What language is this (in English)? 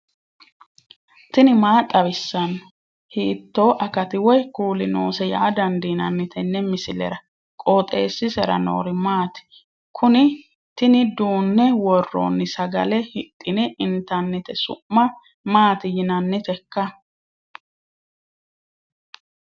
Sidamo